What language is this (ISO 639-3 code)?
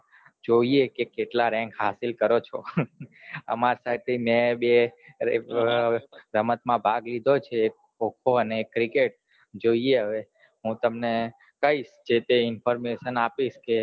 guj